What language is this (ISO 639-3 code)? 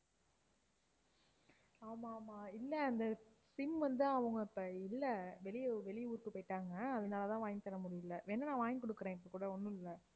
tam